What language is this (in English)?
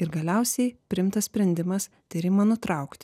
Lithuanian